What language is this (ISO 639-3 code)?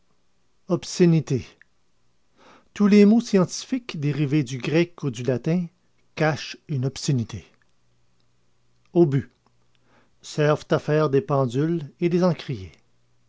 fra